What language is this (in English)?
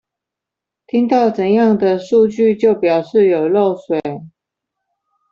Chinese